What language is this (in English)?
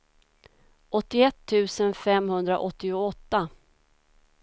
Swedish